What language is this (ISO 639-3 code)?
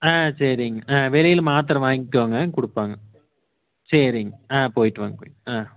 tam